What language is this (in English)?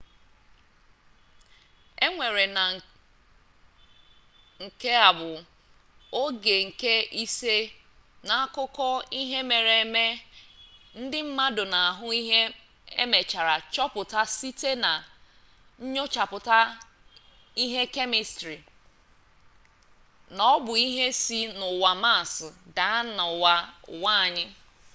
Igbo